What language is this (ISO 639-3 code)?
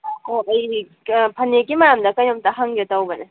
mni